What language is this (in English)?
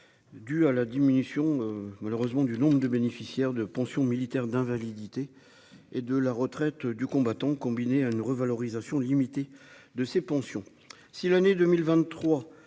French